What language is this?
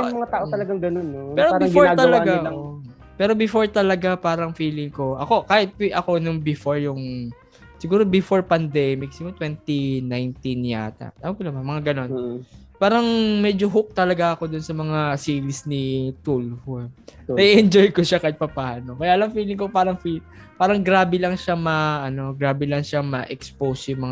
Filipino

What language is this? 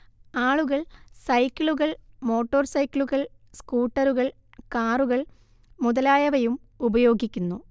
Malayalam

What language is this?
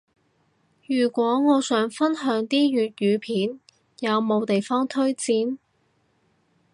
Cantonese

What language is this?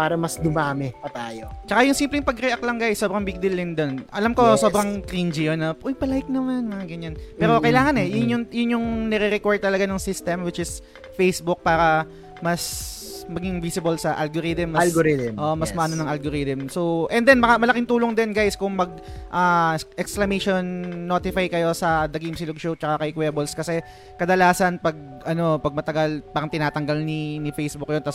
Filipino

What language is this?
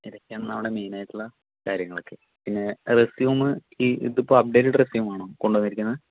Malayalam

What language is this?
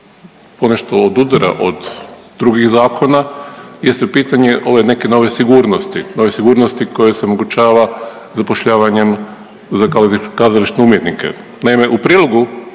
Croatian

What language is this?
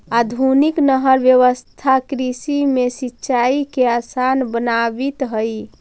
Magahi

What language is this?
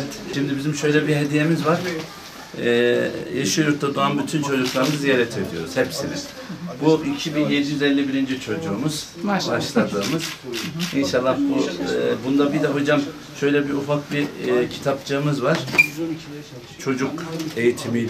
Turkish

